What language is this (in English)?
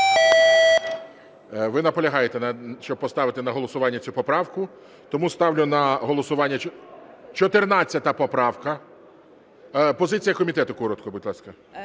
Ukrainian